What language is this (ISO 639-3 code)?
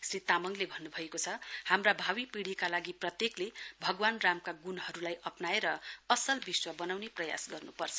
nep